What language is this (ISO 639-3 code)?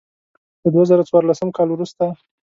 pus